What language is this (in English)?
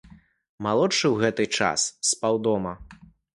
Belarusian